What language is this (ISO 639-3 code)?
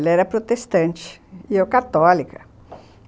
por